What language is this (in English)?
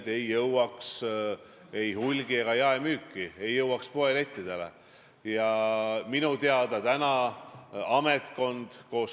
Estonian